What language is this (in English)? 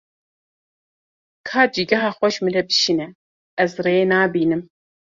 Kurdish